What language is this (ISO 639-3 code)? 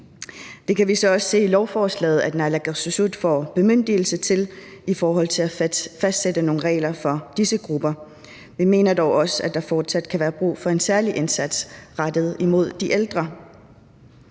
dan